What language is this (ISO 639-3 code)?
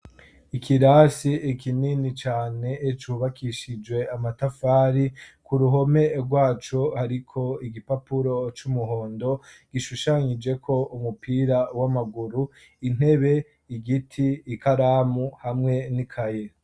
run